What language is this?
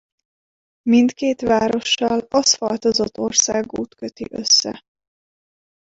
Hungarian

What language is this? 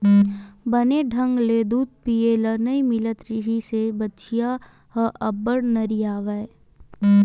Chhattisgarhi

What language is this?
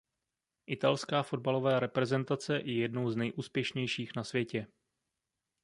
Czech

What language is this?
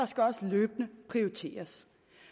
Danish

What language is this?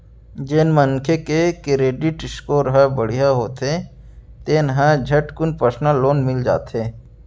Chhattisgarhi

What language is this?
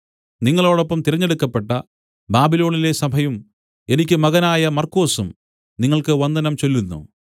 Malayalam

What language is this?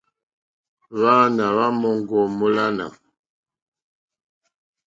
Mokpwe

